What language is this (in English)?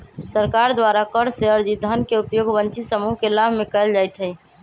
Magahi